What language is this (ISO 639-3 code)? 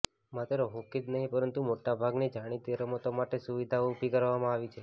guj